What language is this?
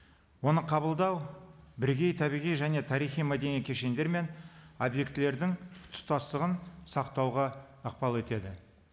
Kazakh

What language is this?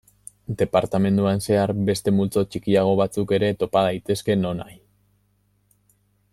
Basque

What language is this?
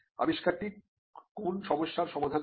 Bangla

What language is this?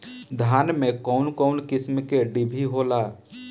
Bhojpuri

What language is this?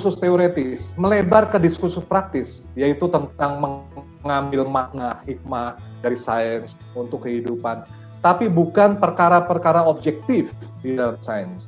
Indonesian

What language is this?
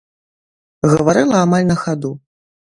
Belarusian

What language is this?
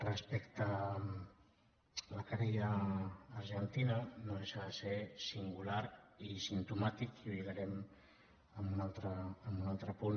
Catalan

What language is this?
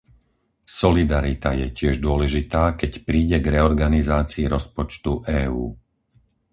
Slovak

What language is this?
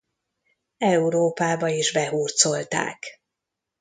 Hungarian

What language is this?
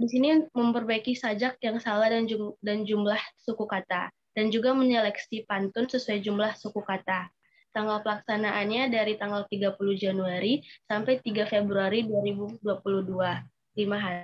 Indonesian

